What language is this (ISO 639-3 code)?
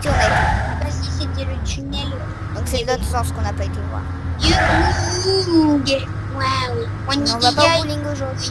fra